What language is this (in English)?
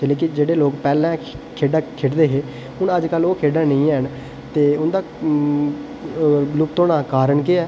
Dogri